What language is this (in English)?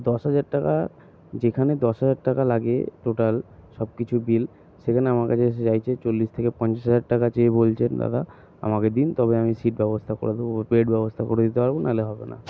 Bangla